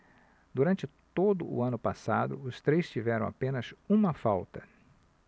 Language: Portuguese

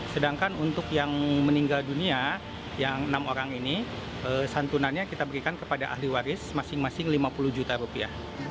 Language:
Indonesian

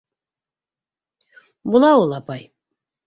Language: Bashkir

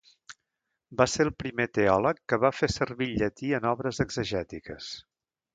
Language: Catalan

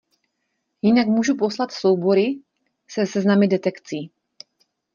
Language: Czech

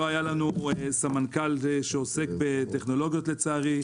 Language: Hebrew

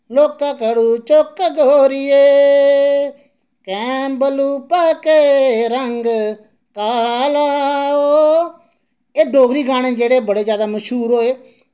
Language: Dogri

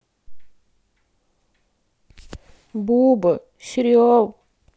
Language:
Russian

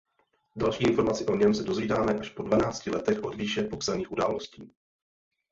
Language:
Czech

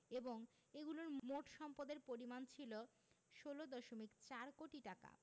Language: Bangla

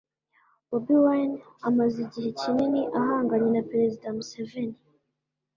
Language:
Kinyarwanda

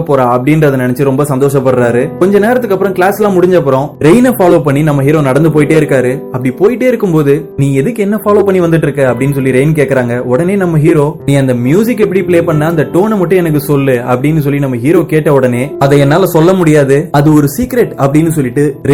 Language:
Tamil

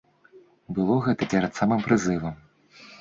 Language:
Belarusian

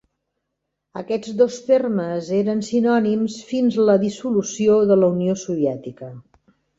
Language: Catalan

